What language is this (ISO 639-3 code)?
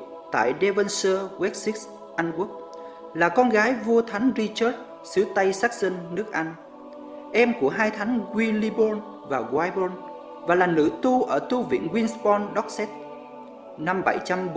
vie